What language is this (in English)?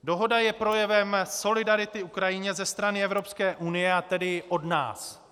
Czech